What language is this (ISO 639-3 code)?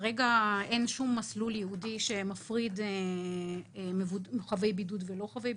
heb